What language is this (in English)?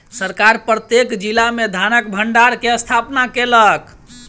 Maithili